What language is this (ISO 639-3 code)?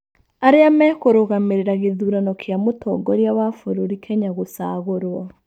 kik